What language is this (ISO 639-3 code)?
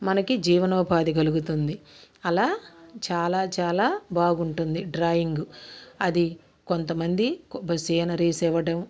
tel